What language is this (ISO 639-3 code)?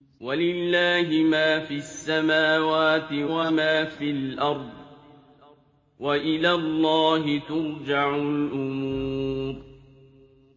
ara